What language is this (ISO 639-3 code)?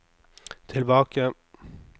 nor